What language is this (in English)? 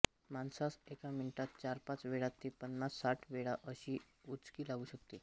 Marathi